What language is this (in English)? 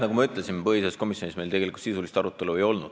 Estonian